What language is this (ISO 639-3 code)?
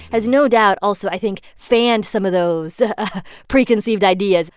eng